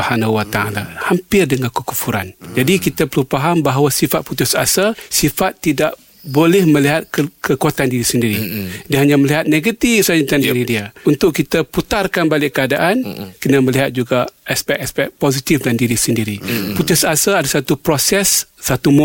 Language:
Malay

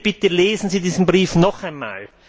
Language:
German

